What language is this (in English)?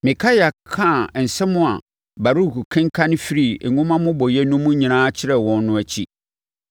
Akan